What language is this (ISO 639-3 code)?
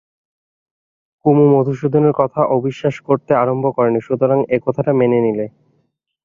ben